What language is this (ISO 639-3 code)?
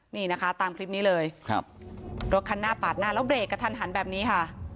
tha